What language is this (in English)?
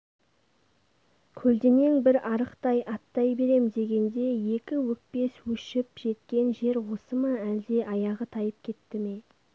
Kazakh